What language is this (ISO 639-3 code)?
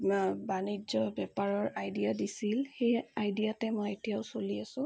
asm